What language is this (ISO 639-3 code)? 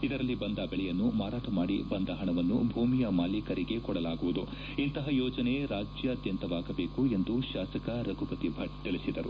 kan